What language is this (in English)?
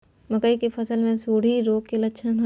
Maithili